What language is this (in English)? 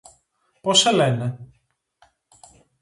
Greek